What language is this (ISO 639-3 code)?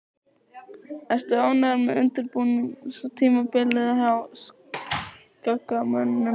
isl